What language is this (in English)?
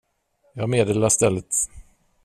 Swedish